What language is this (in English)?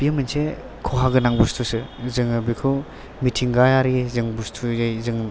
Bodo